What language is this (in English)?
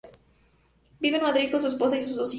Spanish